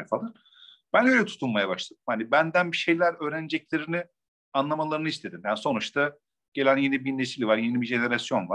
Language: Turkish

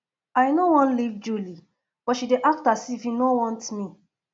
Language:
Nigerian Pidgin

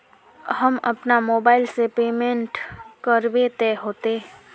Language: Magahi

